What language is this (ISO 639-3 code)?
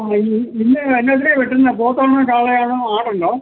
mal